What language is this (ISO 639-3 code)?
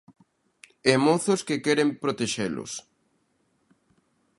glg